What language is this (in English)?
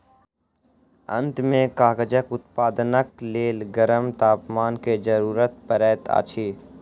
Maithili